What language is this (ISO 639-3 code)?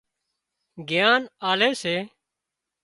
kxp